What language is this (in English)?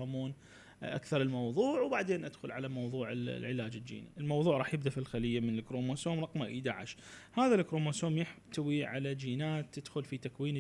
Arabic